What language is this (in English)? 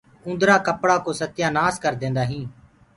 Gurgula